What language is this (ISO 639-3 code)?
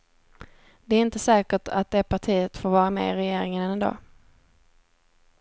swe